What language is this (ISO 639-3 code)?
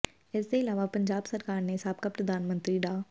pan